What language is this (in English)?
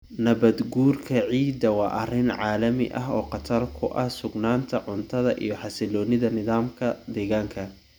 Somali